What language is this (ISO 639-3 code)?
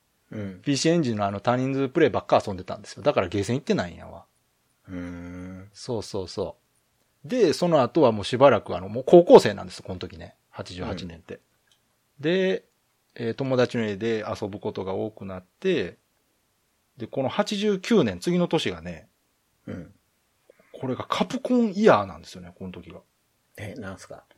jpn